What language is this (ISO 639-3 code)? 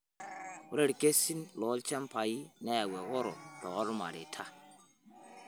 mas